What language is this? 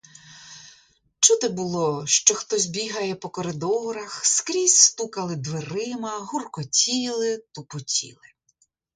Ukrainian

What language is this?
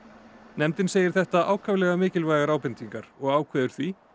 Icelandic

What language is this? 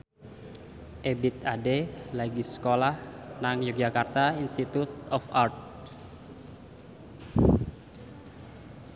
Javanese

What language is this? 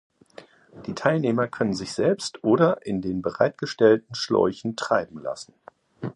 German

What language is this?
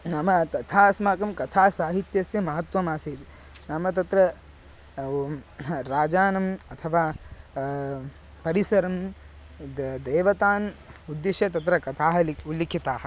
Sanskrit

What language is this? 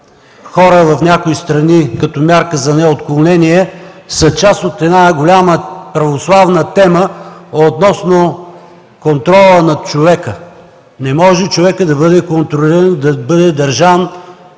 Bulgarian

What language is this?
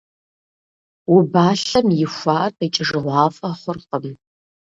Kabardian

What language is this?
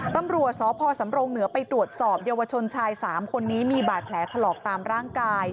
Thai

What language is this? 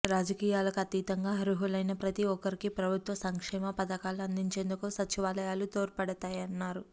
Telugu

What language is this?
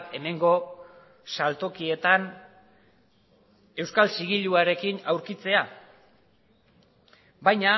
Basque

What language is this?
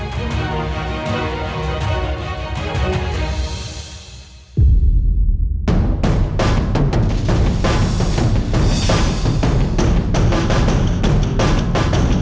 Indonesian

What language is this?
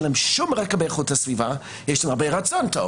Hebrew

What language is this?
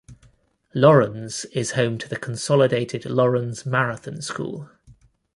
English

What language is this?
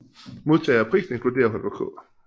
Danish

